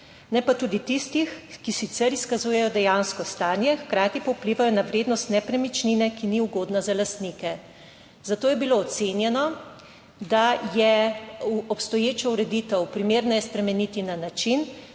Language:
Slovenian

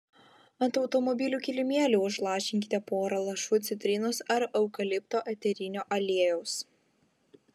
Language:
Lithuanian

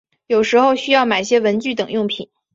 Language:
Chinese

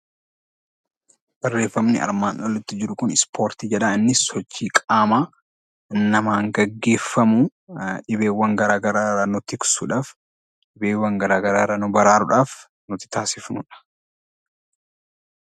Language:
Oromo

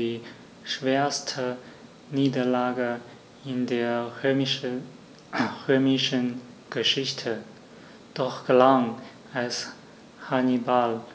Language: German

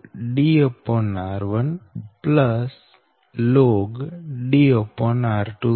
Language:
Gujarati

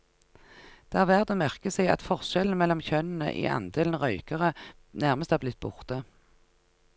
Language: Norwegian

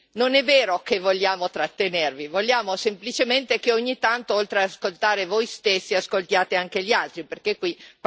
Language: Italian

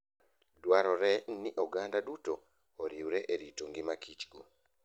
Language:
Luo (Kenya and Tanzania)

